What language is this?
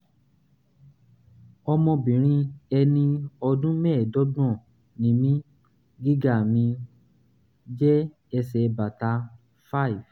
Yoruba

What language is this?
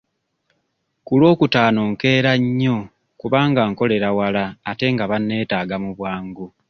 Ganda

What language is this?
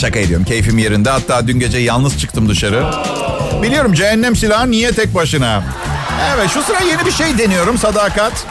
Turkish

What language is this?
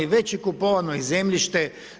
Croatian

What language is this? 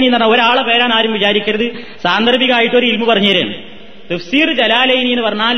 Malayalam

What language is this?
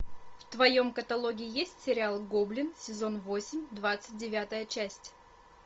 Russian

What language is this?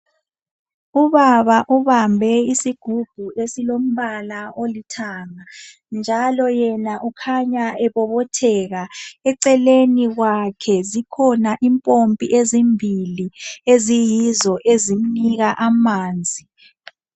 North Ndebele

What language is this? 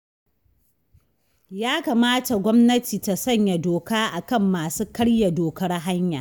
Hausa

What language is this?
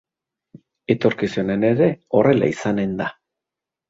Basque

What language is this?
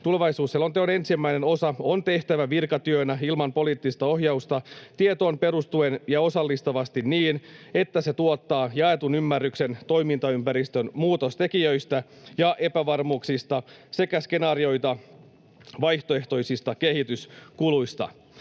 Finnish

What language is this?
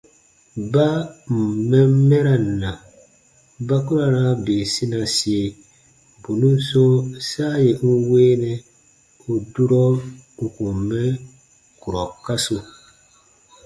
Baatonum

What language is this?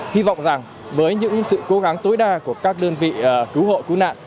Vietnamese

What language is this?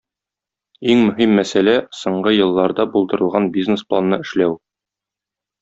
Tatar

